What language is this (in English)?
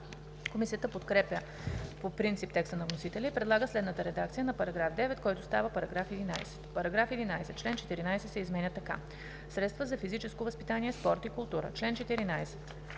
Bulgarian